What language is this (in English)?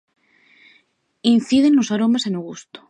Galician